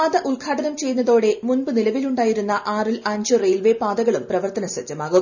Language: Malayalam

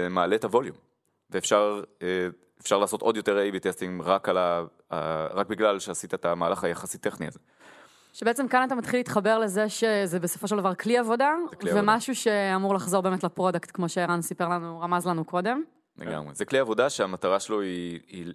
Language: Hebrew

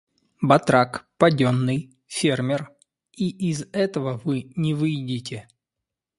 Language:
Russian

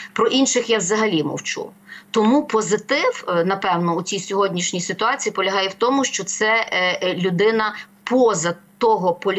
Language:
Ukrainian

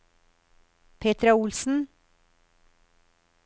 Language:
Norwegian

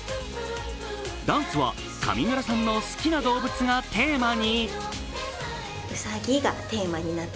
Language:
Japanese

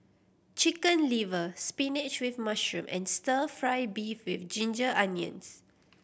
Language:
English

